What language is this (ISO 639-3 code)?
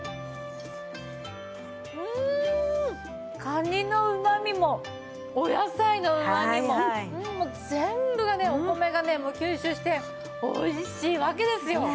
jpn